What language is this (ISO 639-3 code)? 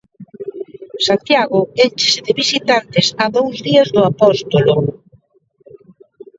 glg